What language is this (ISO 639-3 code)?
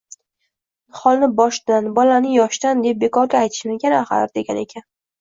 uzb